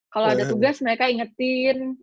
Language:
Indonesian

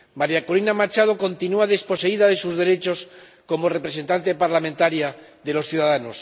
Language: Spanish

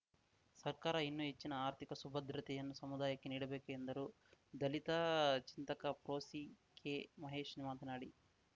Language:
Kannada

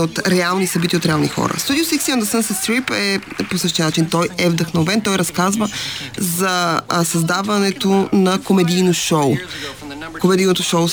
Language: Bulgarian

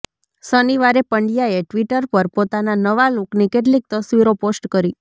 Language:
Gujarati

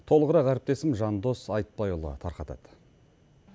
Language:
Kazakh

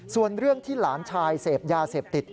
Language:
Thai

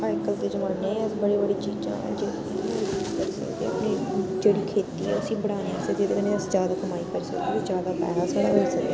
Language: Dogri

